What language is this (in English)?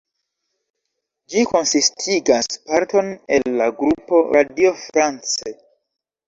Esperanto